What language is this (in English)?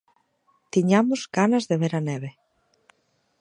Galician